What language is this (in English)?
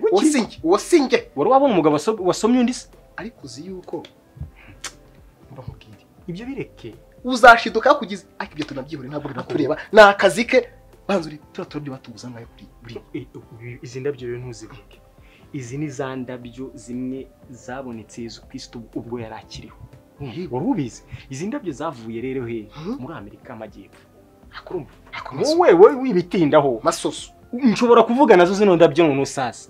Romanian